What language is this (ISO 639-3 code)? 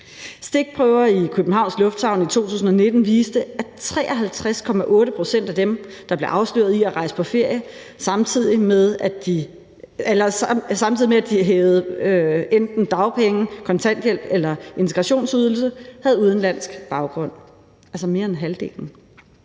dan